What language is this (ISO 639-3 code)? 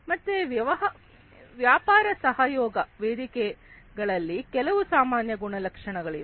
kan